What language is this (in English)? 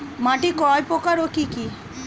Bangla